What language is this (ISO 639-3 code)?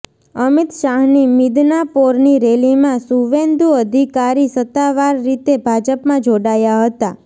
guj